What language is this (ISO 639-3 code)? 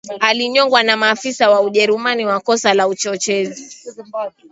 swa